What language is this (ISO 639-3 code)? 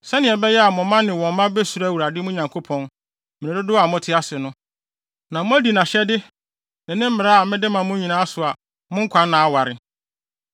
aka